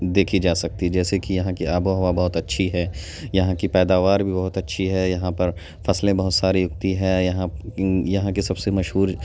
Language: Urdu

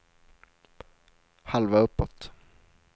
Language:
Swedish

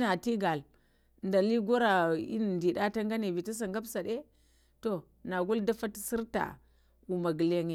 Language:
Lamang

